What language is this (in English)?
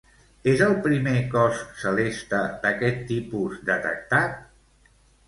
Catalan